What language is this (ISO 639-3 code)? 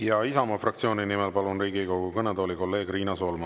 est